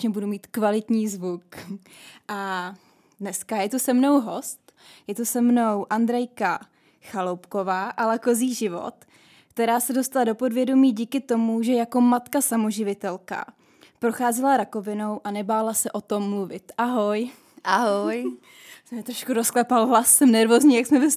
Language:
Czech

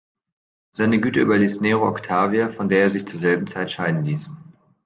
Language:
German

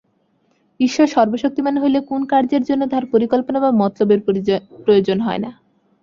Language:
Bangla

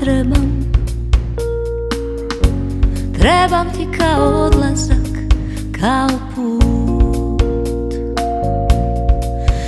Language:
Portuguese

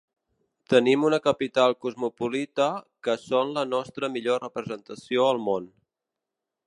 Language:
Catalan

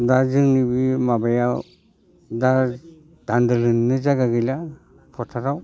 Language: Bodo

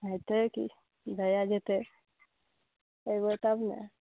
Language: Maithili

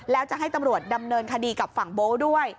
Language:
Thai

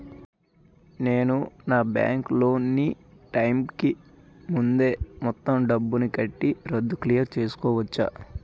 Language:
Telugu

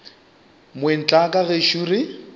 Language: Northern Sotho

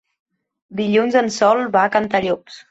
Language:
Catalan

